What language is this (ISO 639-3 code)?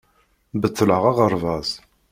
kab